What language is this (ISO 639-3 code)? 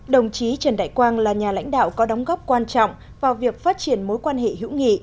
vie